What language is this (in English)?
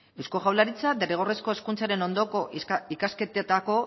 Basque